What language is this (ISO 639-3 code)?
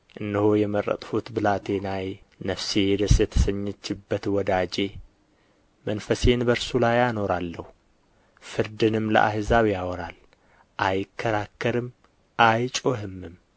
amh